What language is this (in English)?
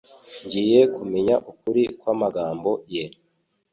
Kinyarwanda